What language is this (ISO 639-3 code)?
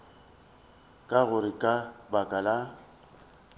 nso